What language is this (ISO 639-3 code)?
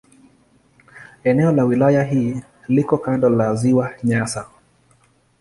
swa